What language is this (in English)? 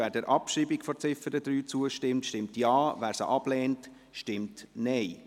Swiss German